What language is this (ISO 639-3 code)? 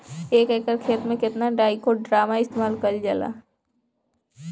bho